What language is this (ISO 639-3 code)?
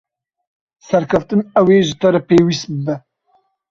kur